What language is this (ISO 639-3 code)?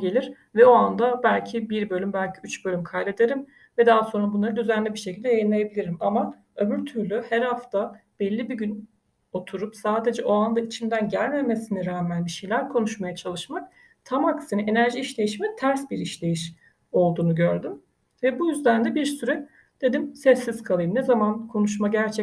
tur